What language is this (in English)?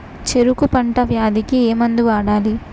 Telugu